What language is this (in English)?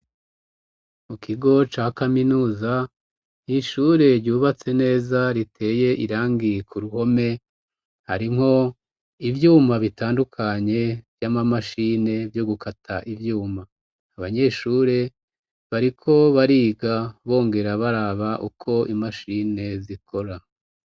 Rundi